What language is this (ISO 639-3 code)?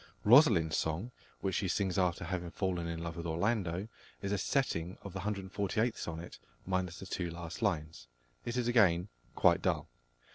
eng